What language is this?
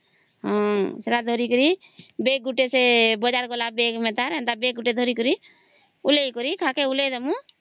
Odia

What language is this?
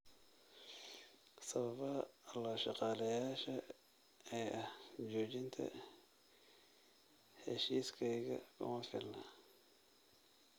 Somali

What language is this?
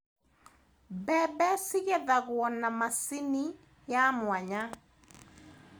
Kikuyu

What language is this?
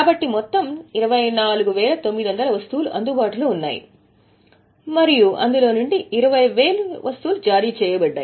Telugu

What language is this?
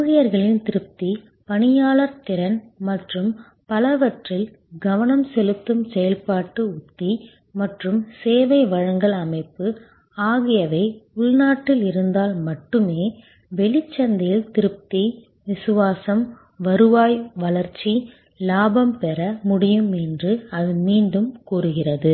Tamil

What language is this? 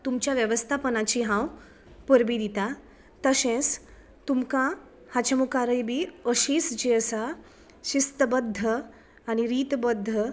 Konkani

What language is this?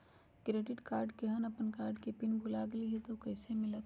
Magahi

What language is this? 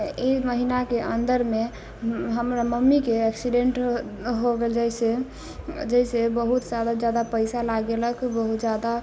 Maithili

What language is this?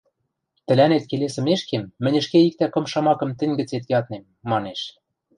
Western Mari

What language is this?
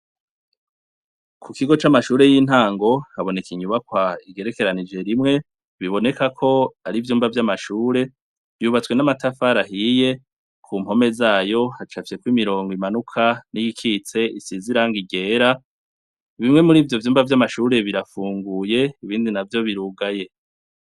Rundi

